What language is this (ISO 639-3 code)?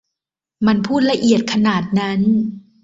tha